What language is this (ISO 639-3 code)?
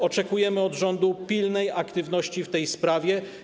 pol